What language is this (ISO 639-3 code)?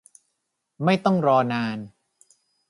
tha